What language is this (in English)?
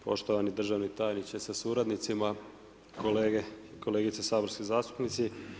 Croatian